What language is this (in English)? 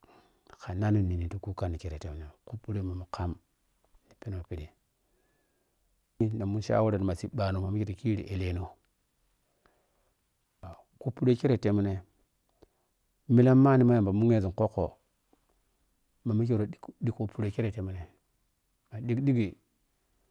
Piya-Kwonci